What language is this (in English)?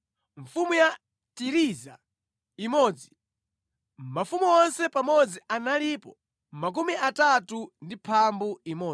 Nyanja